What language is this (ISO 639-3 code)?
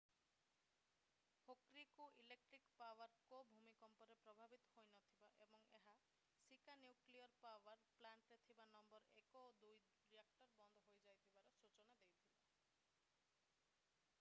ori